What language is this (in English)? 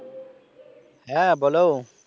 Bangla